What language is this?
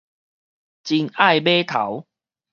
Min Nan Chinese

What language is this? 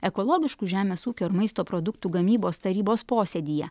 Lithuanian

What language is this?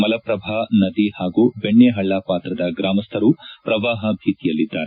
Kannada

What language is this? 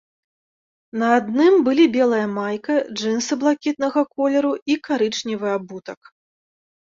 Belarusian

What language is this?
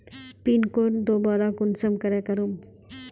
Magahi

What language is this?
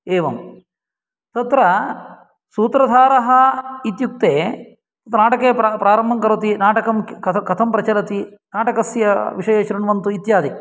Sanskrit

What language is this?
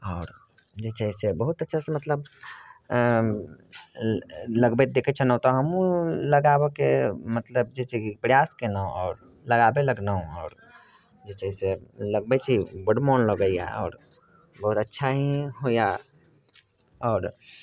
Maithili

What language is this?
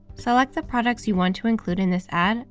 English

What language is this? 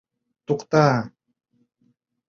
Bashkir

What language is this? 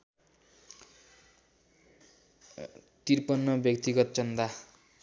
Nepali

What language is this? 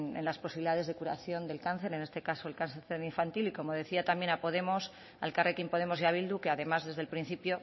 Spanish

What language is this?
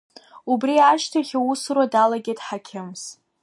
Abkhazian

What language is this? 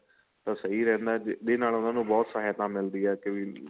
Punjabi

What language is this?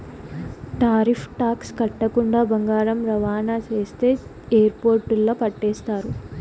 Telugu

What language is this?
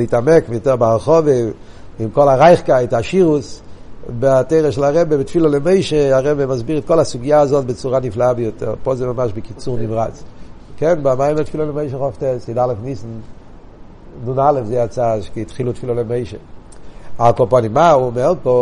Hebrew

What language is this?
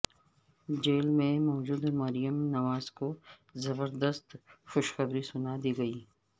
Urdu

